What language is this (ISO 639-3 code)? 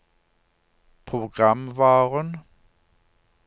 nor